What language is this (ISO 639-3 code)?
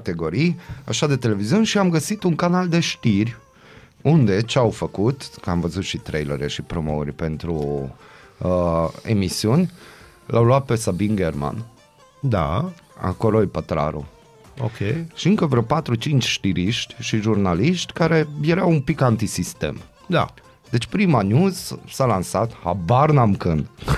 ron